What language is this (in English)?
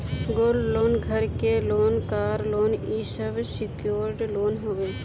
Bhojpuri